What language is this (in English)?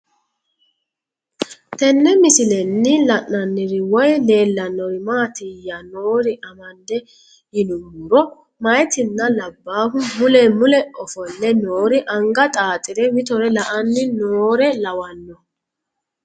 Sidamo